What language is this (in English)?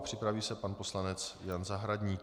Czech